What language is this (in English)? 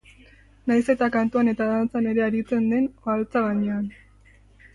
Basque